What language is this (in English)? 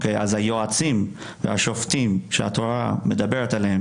Hebrew